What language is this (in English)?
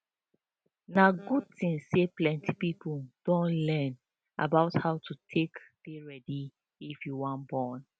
Nigerian Pidgin